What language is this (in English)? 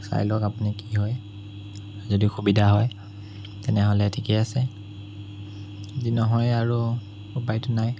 Assamese